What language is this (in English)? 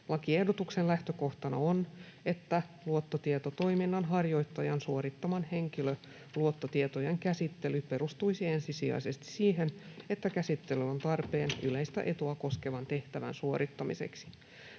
Finnish